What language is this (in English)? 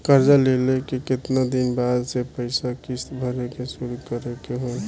Bhojpuri